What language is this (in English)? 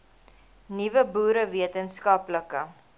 Afrikaans